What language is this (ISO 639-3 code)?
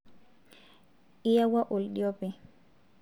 mas